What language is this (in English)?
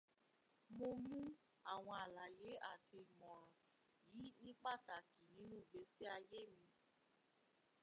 Yoruba